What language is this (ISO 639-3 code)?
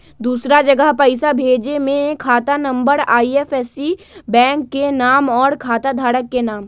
mag